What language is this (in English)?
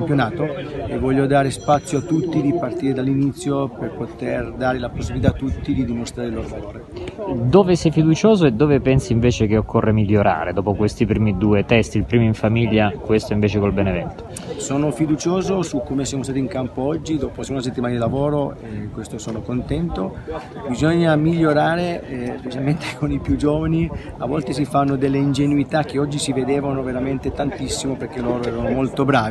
Italian